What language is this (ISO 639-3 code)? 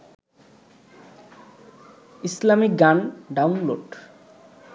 ben